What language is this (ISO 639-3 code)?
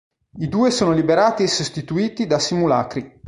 ita